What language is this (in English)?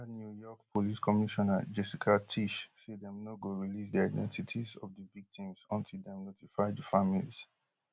Nigerian Pidgin